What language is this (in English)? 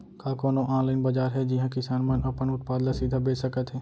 Chhattisgarhi